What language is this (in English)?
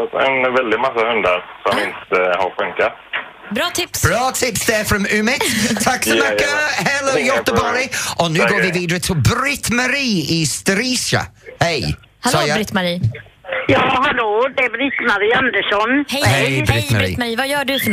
Swedish